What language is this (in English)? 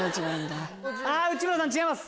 Japanese